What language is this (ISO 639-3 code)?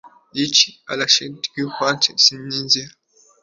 kin